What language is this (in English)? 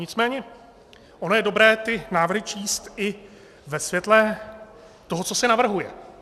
Czech